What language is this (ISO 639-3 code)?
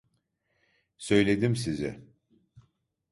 tur